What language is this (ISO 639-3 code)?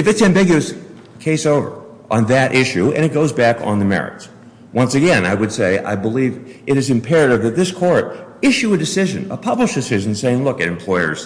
eng